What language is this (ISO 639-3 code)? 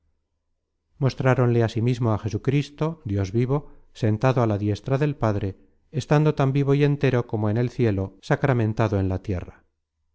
spa